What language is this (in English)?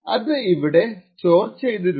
Malayalam